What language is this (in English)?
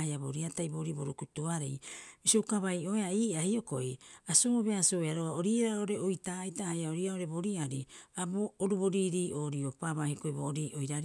Rapoisi